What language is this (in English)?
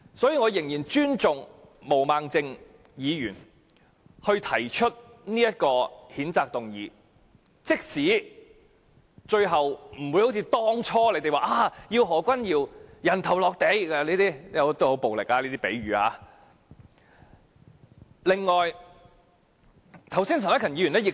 Cantonese